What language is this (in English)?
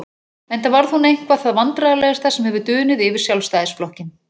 Icelandic